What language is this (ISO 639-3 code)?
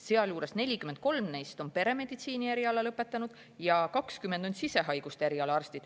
est